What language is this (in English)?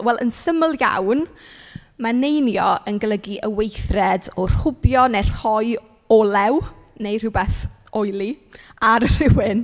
Welsh